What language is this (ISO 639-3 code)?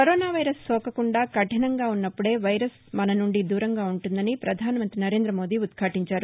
tel